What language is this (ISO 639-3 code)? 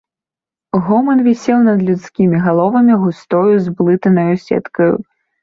bel